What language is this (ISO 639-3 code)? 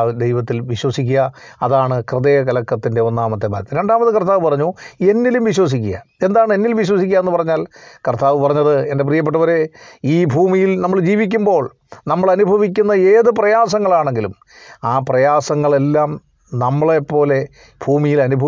mal